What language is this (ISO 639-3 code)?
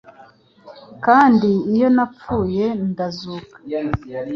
kin